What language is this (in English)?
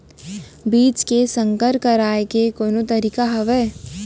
Chhattisgarhi